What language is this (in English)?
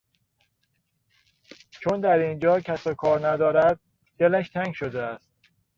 Persian